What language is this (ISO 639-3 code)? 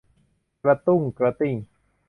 tha